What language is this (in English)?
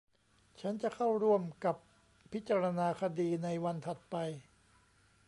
Thai